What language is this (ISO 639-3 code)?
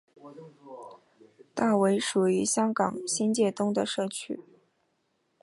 zho